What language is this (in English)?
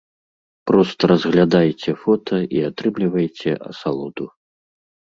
Belarusian